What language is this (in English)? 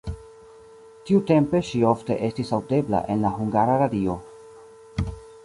Esperanto